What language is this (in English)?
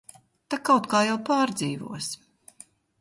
Latvian